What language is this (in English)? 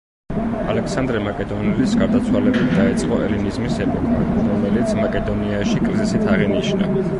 Georgian